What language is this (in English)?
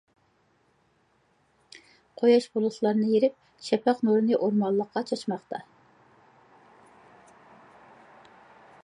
Uyghur